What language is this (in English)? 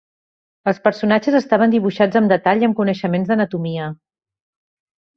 Catalan